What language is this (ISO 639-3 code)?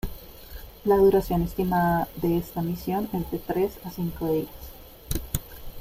spa